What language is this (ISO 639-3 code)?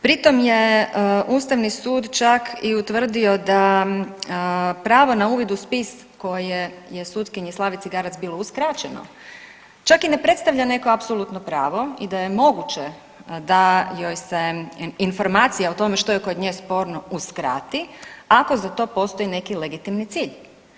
hrv